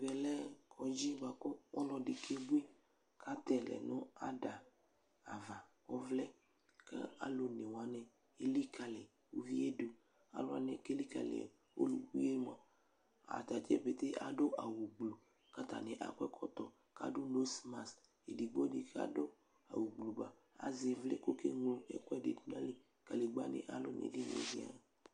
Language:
Ikposo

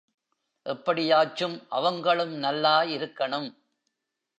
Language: Tamil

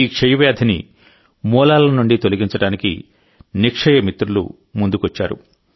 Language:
Telugu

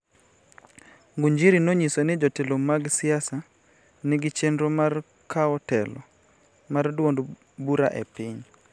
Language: Luo (Kenya and Tanzania)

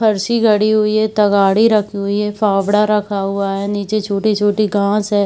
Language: Hindi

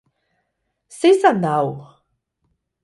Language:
Basque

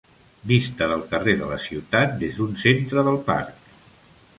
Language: Catalan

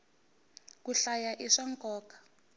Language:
Tsonga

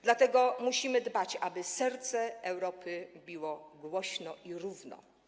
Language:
Polish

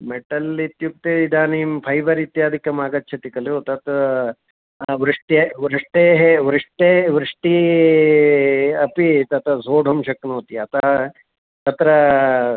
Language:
Sanskrit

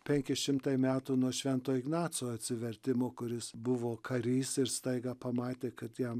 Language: Lithuanian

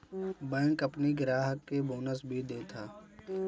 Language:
Bhojpuri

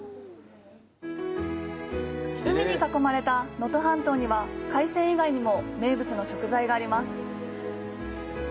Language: Japanese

